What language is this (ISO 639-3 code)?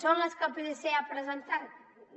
cat